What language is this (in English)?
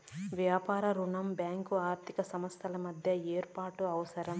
Telugu